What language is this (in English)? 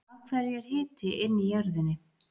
Icelandic